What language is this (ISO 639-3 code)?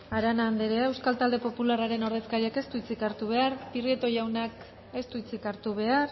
eus